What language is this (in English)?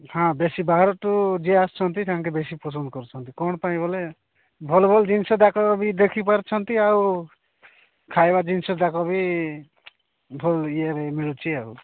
Odia